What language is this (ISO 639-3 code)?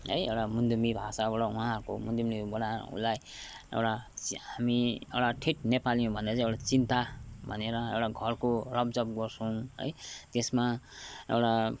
nep